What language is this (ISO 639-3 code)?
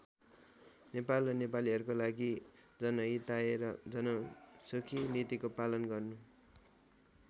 nep